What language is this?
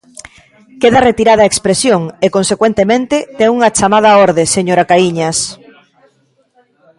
Galician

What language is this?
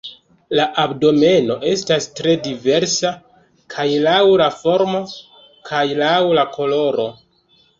Esperanto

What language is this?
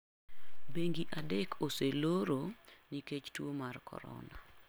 Luo (Kenya and Tanzania)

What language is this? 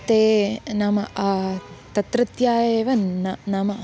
Sanskrit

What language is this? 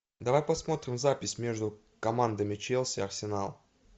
Russian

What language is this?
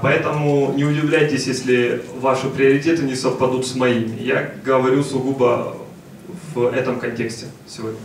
Russian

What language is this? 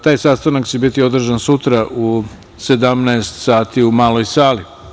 Serbian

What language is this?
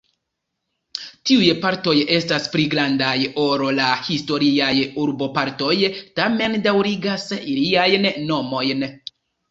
Esperanto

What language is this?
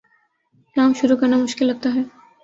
Urdu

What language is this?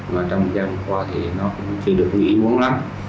Vietnamese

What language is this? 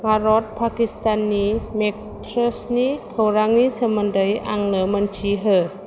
Bodo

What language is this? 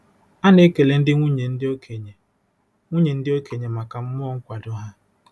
Igbo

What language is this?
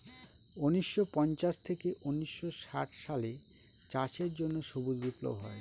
Bangla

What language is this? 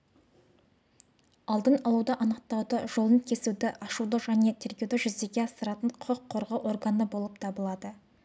Kazakh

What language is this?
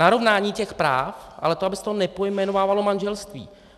Czech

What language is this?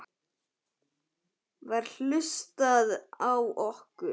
Icelandic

